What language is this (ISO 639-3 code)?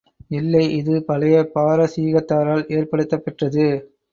tam